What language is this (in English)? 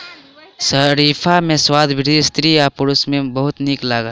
Maithili